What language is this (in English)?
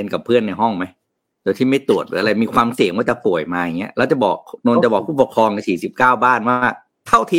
Thai